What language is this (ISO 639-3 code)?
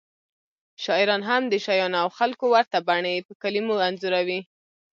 pus